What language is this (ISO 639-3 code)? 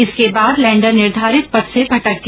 hin